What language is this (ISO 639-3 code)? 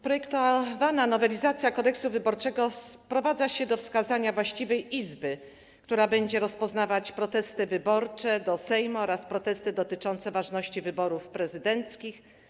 pol